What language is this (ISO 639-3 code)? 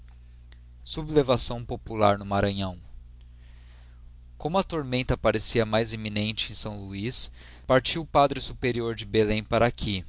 por